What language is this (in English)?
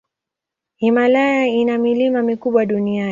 Swahili